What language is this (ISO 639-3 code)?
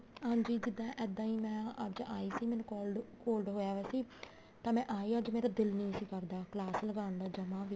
pan